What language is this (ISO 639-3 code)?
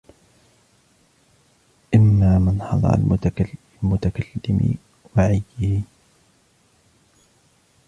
ara